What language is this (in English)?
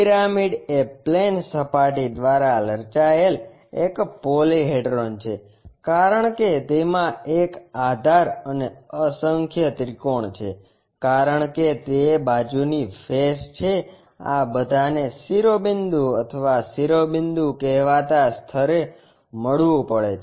Gujarati